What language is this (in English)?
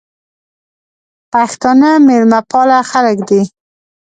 Pashto